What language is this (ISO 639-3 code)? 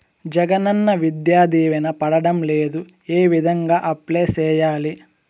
tel